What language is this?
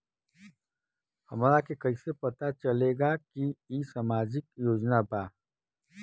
Bhojpuri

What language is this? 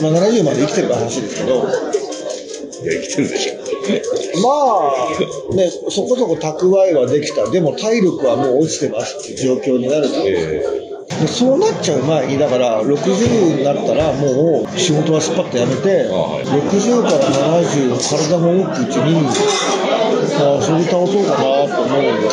Japanese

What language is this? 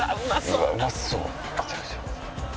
Japanese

